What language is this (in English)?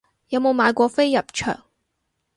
Cantonese